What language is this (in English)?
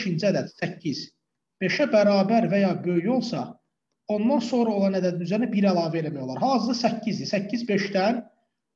Turkish